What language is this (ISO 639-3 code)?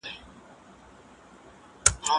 pus